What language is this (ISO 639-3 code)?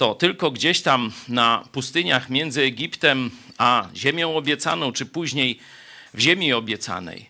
pol